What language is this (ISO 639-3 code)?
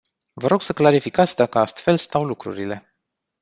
ron